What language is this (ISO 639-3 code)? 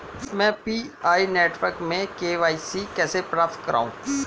hin